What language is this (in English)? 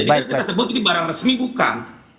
Indonesian